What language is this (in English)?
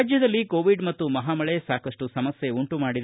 Kannada